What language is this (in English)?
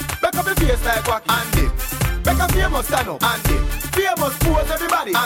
English